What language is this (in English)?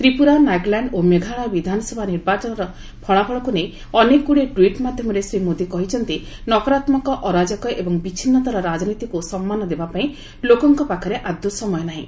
Odia